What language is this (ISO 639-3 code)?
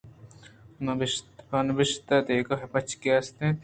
bgp